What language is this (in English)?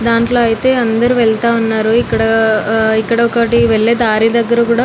Telugu